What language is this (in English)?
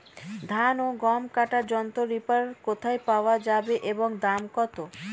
Bangla